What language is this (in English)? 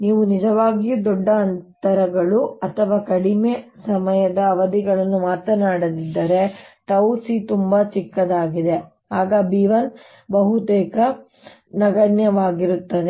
Kannada